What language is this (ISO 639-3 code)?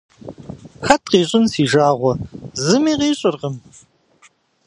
kbd